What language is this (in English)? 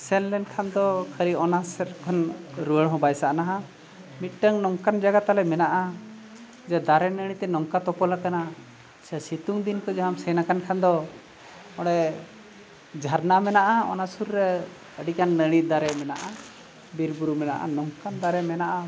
Santali